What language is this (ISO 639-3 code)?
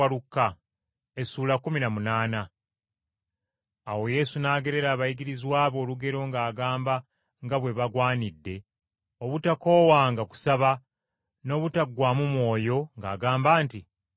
lug